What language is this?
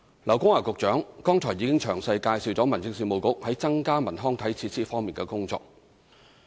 Cantonese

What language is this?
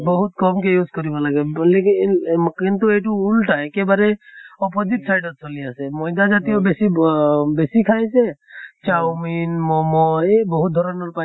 Assamese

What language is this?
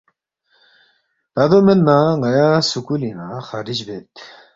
Balti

